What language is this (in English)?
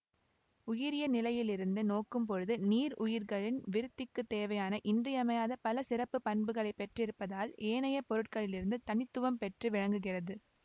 Tamil